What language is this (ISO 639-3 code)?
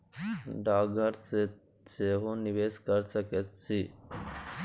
mai